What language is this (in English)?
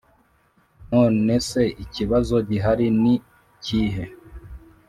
Kinyarwanda